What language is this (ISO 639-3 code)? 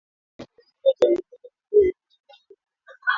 swa